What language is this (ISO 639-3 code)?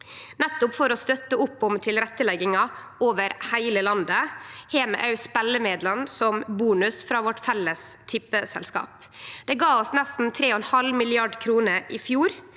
nor